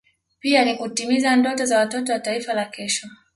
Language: Swahili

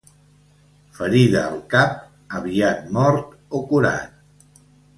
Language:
Catalan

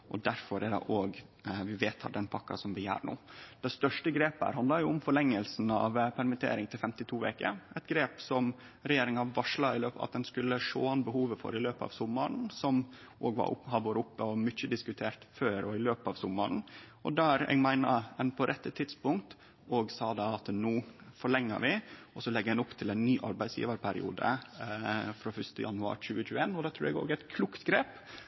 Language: Norwegian Nynorsk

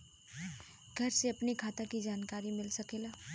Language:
Bhojpuri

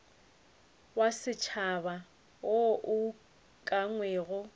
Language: Northern Sotho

